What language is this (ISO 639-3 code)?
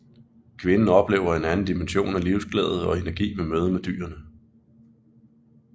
dan